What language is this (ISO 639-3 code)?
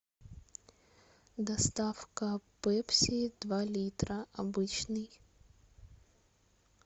rus